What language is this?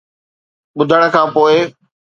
Sindhi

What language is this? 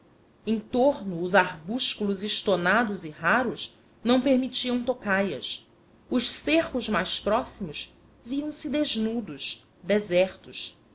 Portuguese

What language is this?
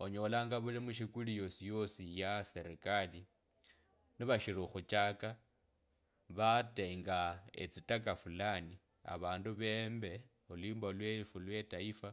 Kabras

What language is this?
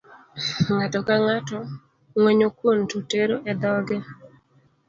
Luo (Kenya and Tanzania)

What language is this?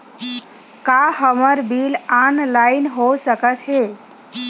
Chhattisgarhi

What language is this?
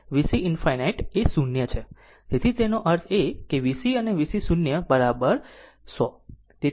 Gujarati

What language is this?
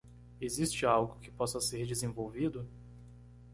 Portuguese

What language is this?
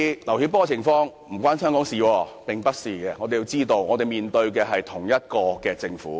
Cantonese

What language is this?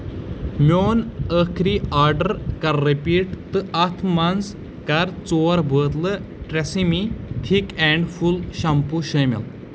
Kashmiri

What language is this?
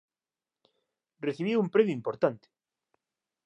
Galician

